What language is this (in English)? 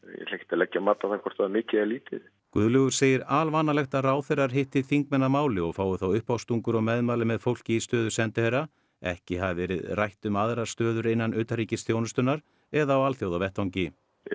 Icelandic